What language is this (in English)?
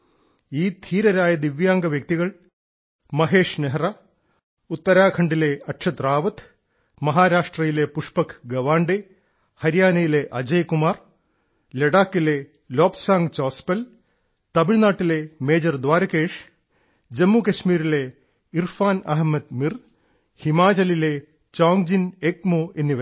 Malayalam